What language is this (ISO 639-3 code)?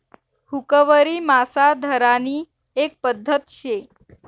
mar